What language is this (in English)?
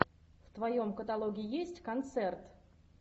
Russian